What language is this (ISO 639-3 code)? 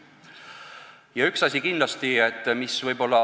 est